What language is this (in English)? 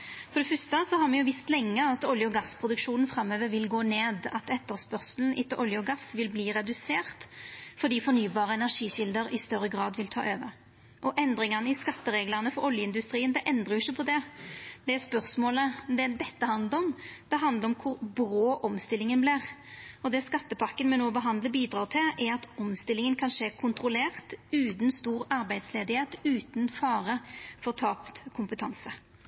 Norwegian Nynorsk